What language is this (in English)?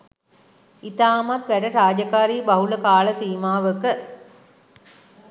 Sinhala